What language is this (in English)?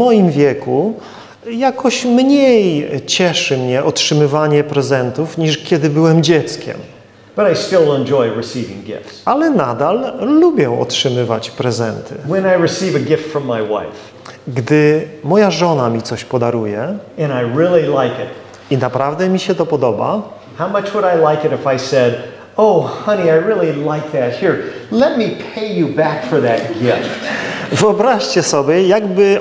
Polish